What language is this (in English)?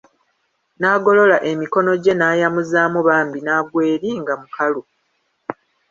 Ganda